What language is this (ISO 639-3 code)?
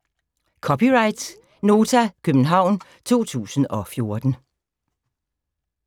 dan